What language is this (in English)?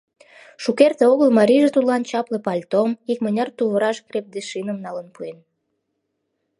Mari